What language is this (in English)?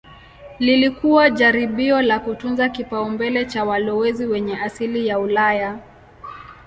Swahili